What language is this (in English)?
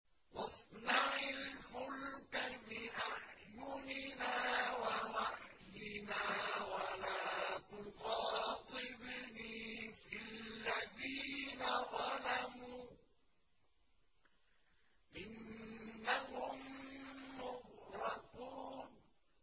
Arabic